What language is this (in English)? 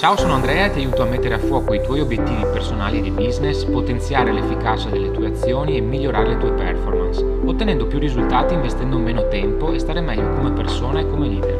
Italian